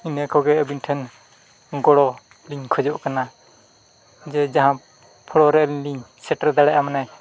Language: Santali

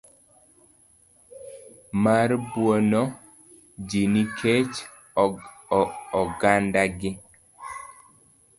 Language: Luo (Kenya and Tanzania)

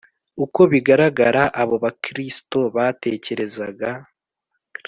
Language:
Kinyarwanda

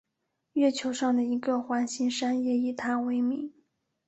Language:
Chinese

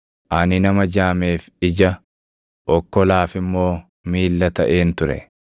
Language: Oromo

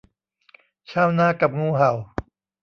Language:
Thai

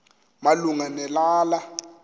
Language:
Xhosa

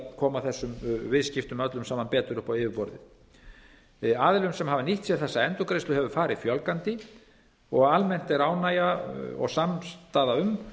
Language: Icelandic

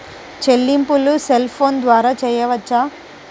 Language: Telugu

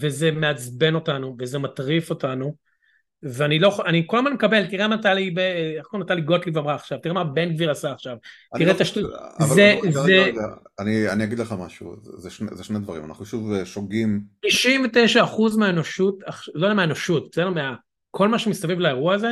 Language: Hebrew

